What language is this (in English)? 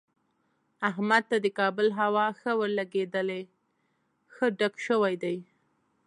Pashto